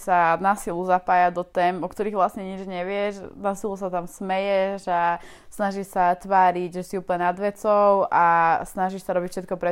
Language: Slovak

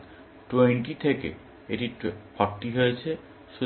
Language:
Bangla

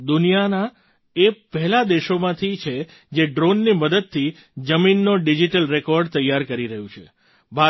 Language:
Gujarati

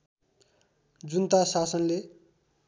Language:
Nepali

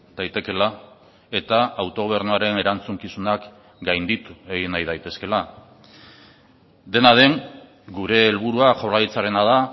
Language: Basque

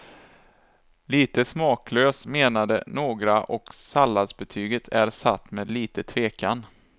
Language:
Swedish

